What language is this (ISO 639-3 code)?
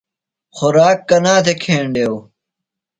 phl